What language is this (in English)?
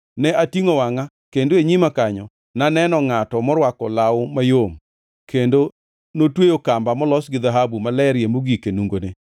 Luo (Kenya and Tanzania)